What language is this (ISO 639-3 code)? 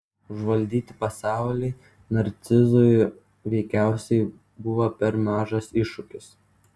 lit